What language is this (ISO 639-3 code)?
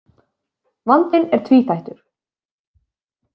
isl